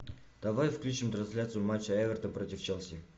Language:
Russian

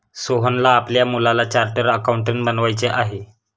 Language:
Marathi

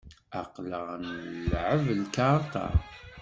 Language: Kabyle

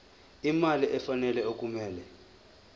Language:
Zulu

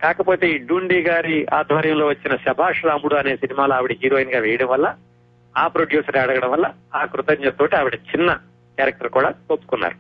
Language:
Telugu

